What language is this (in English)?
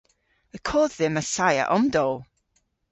Cornish